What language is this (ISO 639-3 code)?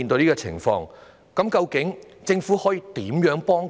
yue